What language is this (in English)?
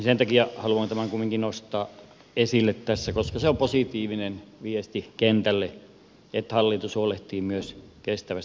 Finnish